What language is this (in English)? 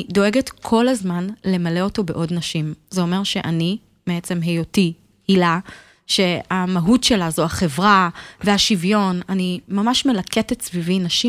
Hebrew